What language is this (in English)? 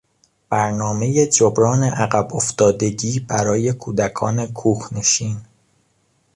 Persian